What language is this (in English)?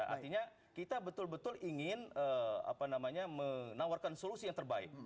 Indonesian